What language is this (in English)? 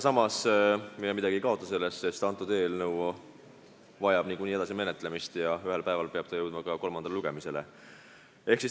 Estonian